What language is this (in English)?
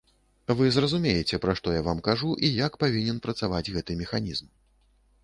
Belarusian